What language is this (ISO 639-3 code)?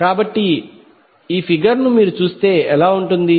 tel